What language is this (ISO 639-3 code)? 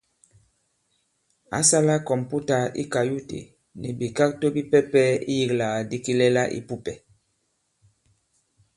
abb